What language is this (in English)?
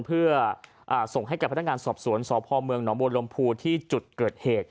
Thai